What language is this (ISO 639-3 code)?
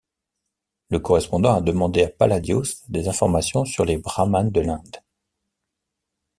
fra